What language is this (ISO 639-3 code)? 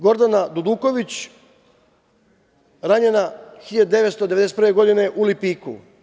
srp